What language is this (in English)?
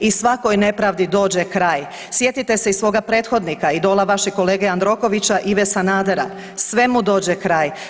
Croatian